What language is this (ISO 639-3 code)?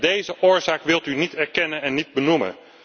nld